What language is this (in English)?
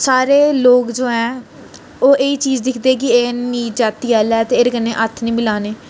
Dogri